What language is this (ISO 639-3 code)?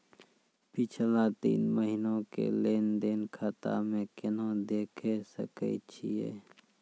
mai